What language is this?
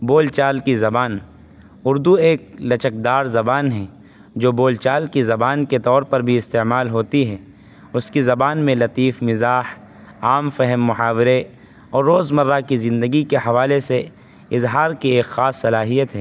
Urdu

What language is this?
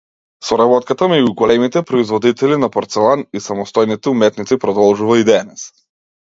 Macedonian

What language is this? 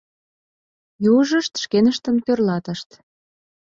Mari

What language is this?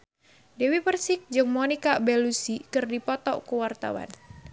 Sundanese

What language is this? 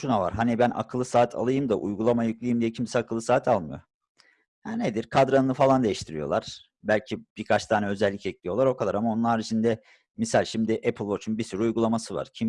Turkish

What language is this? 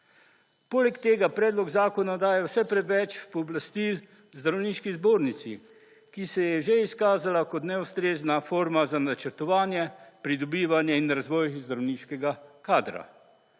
Slovenian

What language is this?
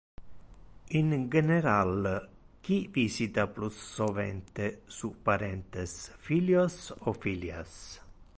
Interlingua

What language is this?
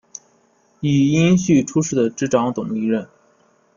Chinese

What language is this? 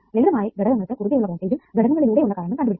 Malayalam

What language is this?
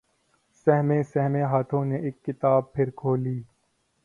Urdu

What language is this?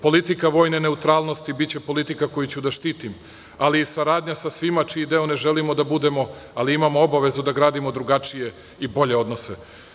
Serbian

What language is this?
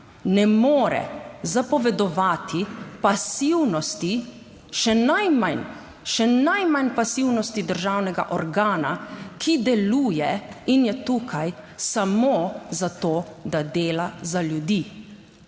Slovenian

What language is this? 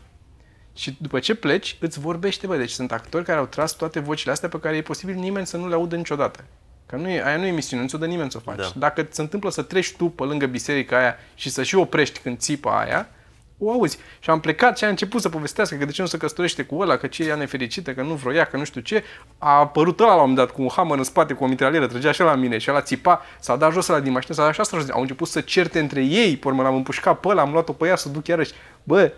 Romanian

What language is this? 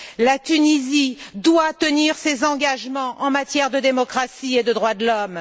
French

